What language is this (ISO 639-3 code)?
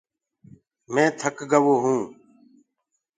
ggg